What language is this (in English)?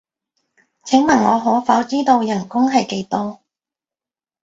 Cantonese